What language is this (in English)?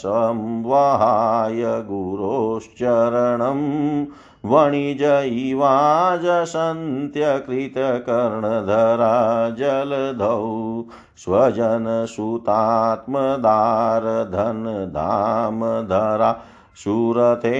Hindi